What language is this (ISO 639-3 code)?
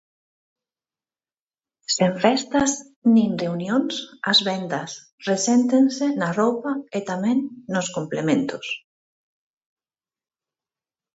glg